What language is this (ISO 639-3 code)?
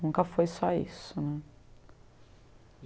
por